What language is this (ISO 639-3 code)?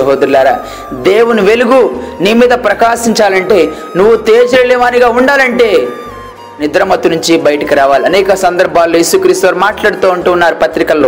tel